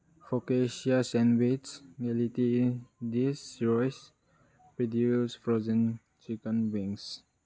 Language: Manipuri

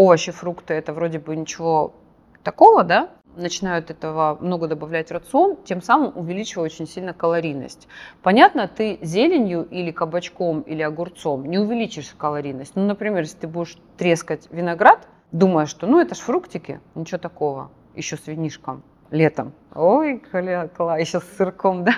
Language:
Russian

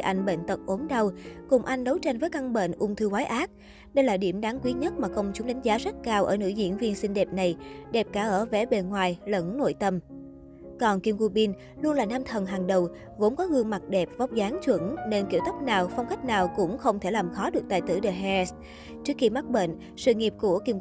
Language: Vietnamese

